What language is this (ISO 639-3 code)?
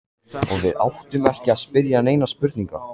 isl